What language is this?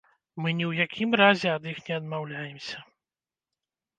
Belarusian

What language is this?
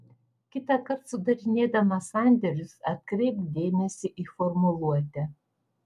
Lithuanian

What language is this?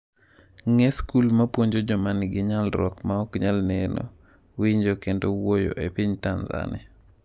Luo (Kenya and Tanzania)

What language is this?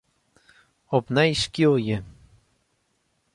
Western Frisian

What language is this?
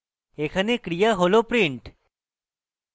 Bangla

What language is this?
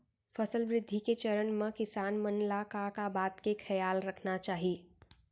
Chhattisgarhi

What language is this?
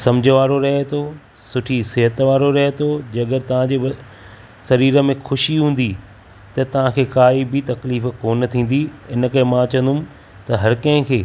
Sindhi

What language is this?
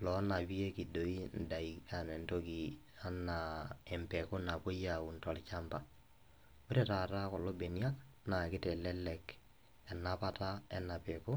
Masai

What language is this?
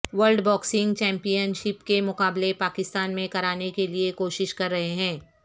Urdu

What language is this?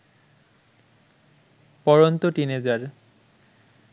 Bangla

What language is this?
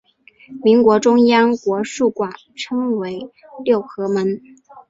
Chinese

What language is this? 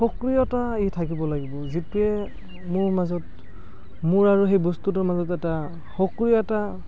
Assamese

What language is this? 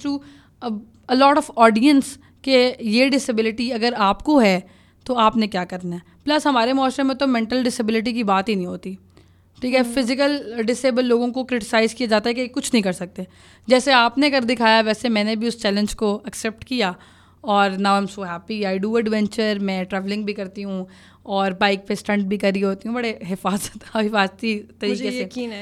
Urdu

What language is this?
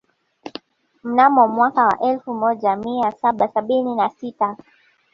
Swahili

